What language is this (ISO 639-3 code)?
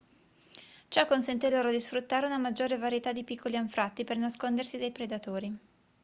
ita